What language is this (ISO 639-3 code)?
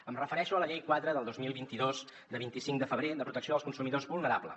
cat